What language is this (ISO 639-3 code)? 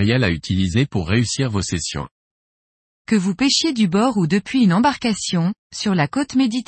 fra